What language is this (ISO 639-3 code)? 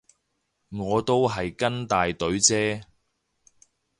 yue